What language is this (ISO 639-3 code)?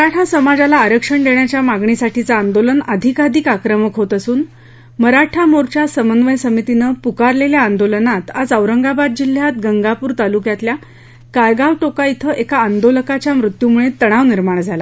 mar